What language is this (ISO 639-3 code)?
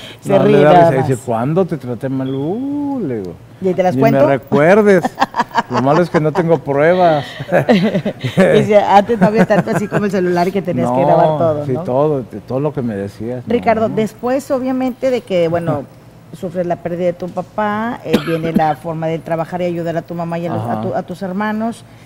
spa